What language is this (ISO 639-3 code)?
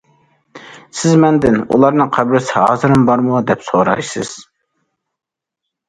uig